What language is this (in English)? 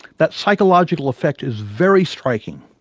English